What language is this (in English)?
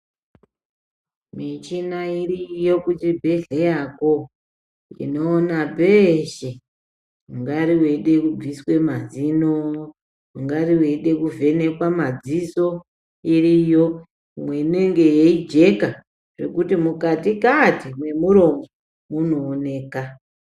Ndau